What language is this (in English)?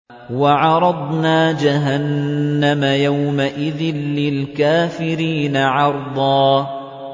Arabic